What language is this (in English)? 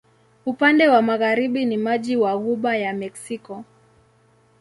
Swahili